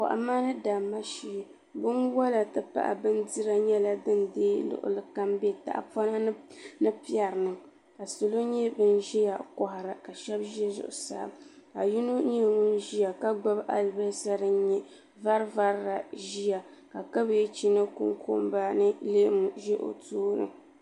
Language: Dagbani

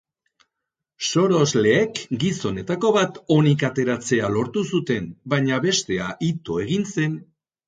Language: Basque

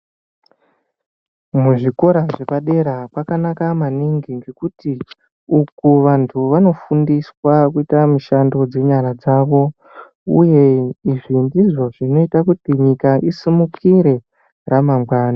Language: Ndau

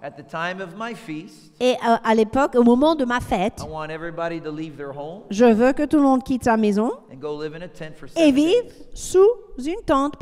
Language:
French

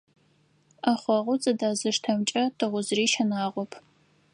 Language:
Adyghe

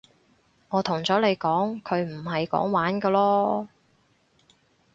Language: Cantonese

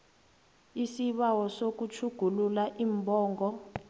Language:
South Ndebele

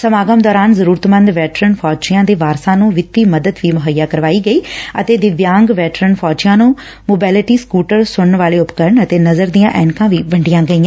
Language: Punjabi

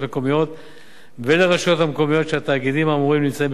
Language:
Hebrew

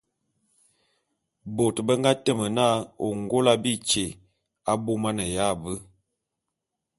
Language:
Bulu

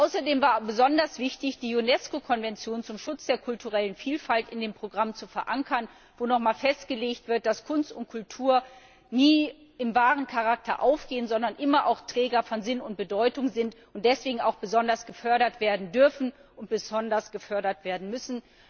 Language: German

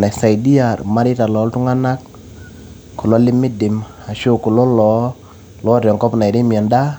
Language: Masai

